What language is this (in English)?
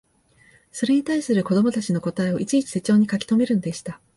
Japanese